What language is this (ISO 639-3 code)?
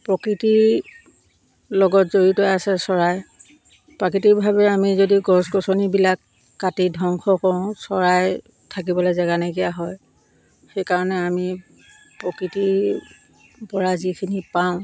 asm